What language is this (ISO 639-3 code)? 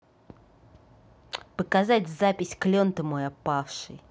rus